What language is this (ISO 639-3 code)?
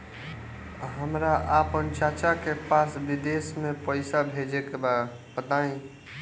bho